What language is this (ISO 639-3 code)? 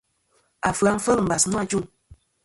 bkm